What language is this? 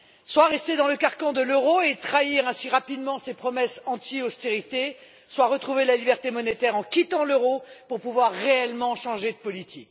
French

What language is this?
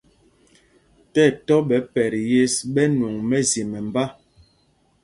Mpumpong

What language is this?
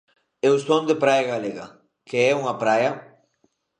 Galician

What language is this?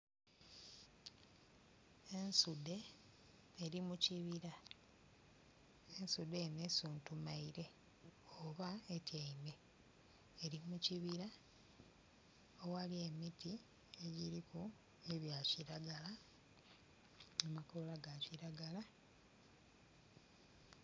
Soga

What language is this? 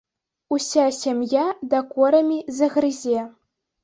Belarusian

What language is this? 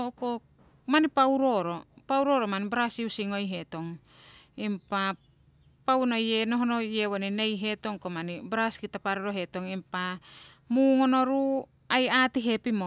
Siwai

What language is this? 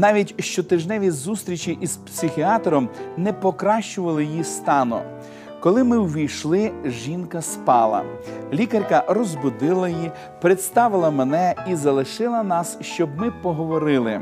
Ukrainian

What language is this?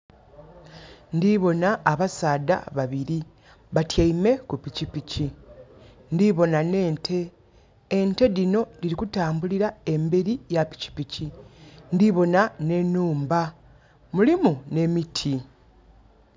Soga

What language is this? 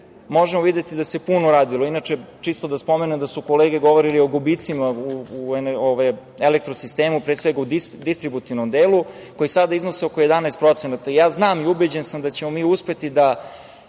Serbian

